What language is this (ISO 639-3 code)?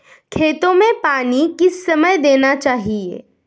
hin